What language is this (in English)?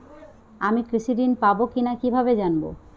Bangla